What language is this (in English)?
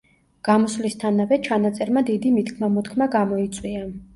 Georgian